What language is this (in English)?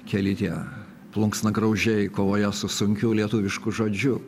Lithuanian